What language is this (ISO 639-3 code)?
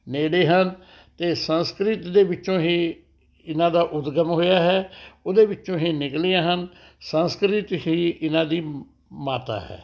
pan